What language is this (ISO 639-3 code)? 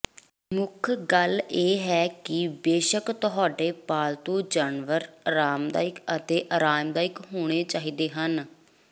pan